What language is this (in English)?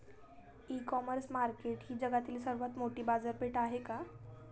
Marathi